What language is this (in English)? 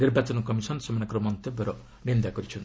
Odia